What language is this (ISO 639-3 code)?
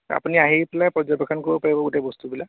asm